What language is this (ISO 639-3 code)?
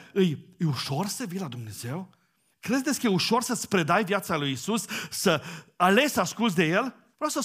ron